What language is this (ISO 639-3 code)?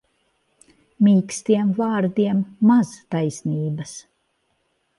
lav